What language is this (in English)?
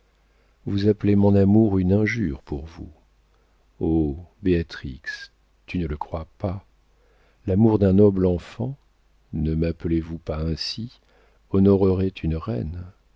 French